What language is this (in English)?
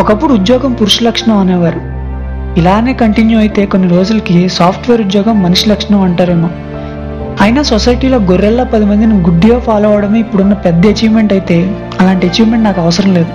Telugu